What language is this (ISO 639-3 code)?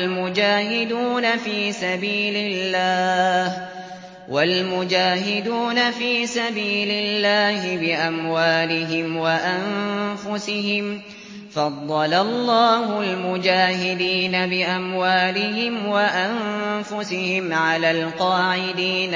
ara